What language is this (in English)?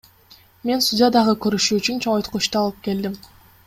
Kyrgyz